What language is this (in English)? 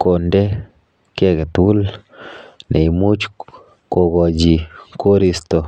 Kalenjin